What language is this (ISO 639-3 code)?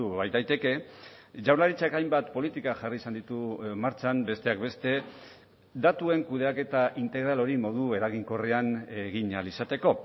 eus